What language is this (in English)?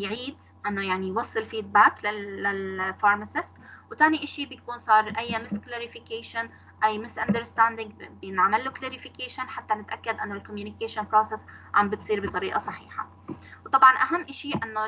Arabic